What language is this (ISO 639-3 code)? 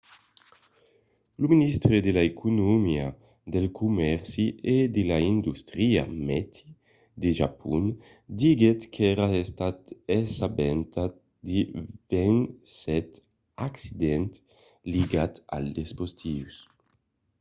oci